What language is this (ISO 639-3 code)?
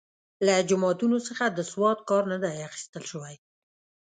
pus